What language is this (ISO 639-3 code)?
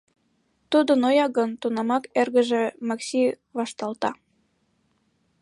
chm